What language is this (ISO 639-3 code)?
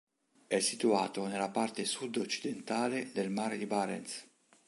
ita